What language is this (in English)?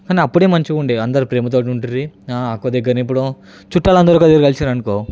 Telugu